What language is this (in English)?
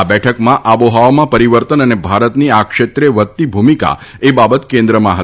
Gujarati